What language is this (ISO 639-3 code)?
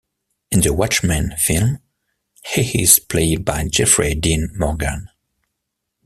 eng